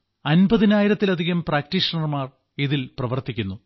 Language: Malayalam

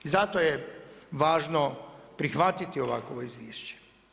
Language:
Croatian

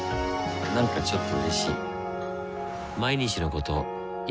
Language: Japanese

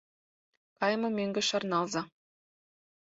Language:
Mari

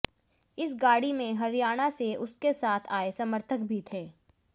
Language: Hindi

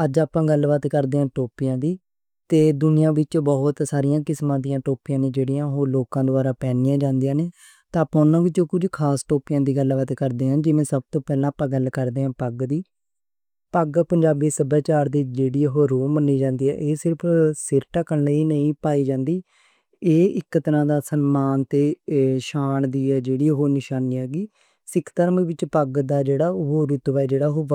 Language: Western Panjabi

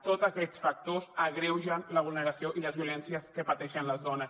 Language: Catalan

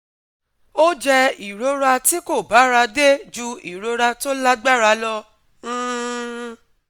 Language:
Yoruba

